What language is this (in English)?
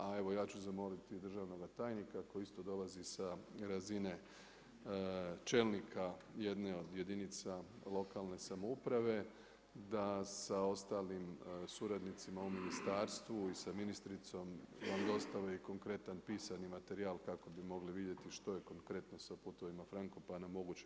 Croatian